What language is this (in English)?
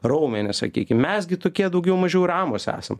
Lithuanian